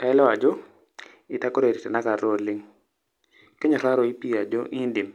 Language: Masai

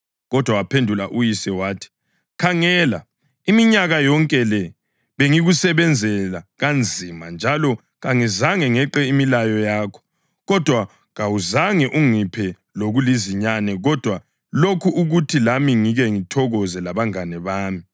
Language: North Ndebele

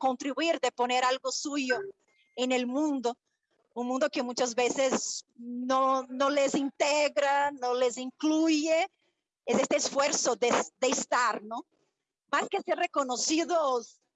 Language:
Spanish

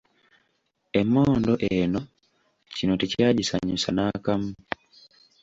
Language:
Ganda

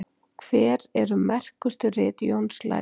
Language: Icelandic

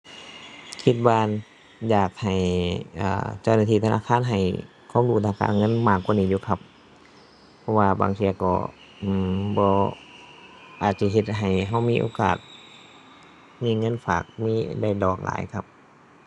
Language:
Thai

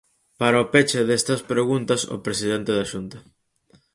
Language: Galician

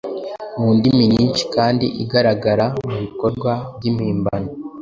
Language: Kinyarwanda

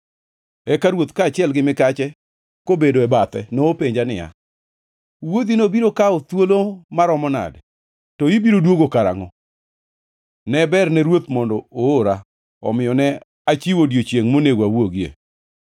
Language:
Luo (Kenya and Tanzania)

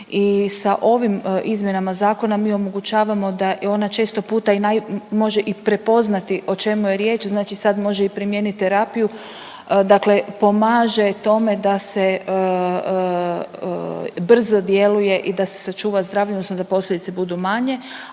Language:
Croatian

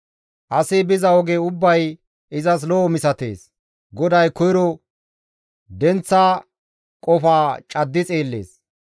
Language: Gamo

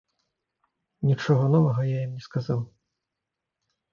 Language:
Belarusian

